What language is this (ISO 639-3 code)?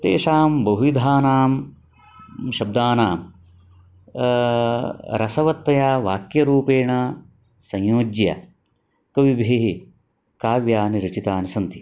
san